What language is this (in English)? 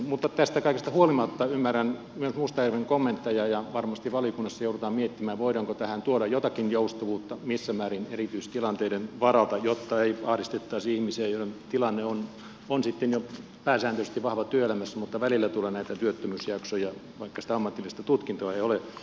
Finnish